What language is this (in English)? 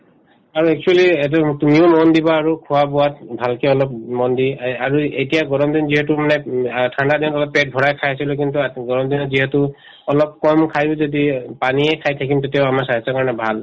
Assamese